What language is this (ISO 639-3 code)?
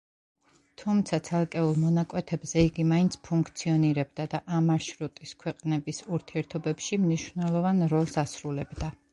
kat